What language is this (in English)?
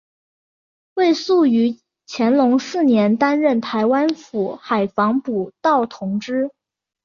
Chinese